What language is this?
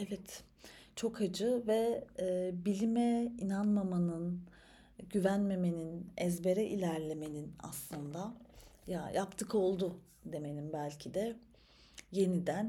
Turkish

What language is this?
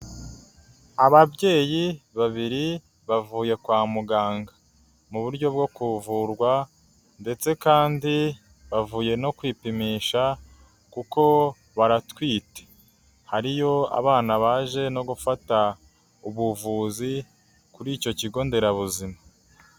Kinyarwanda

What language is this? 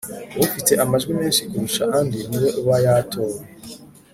Kinyarwanda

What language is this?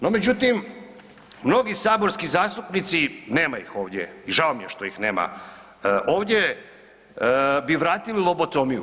Croatian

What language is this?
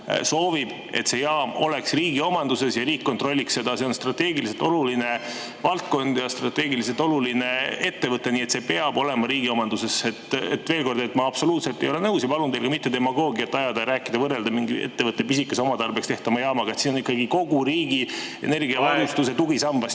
Estonian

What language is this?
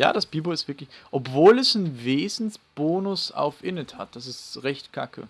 German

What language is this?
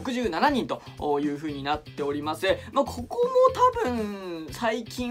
Japanese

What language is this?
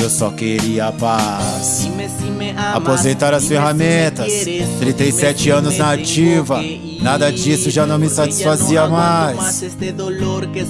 Portuguese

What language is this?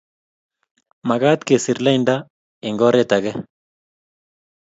Kalenjin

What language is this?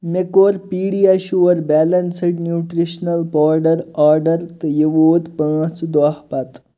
Kashmiri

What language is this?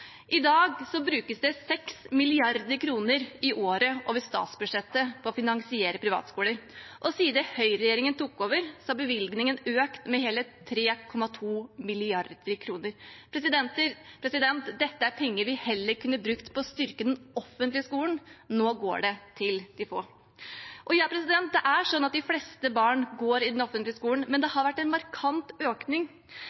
Norwegian Bokmål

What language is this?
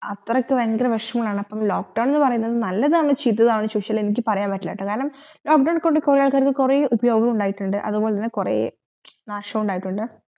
Malayalam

